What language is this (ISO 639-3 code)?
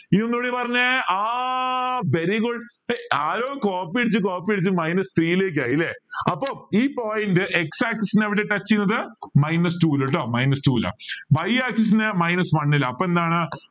mal